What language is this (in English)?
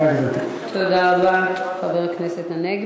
Hebrew